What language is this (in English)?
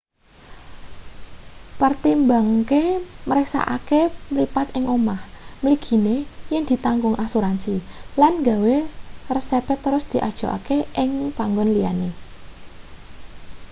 Javanese